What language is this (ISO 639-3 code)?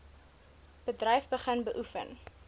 afr